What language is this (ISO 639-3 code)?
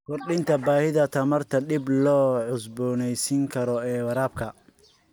som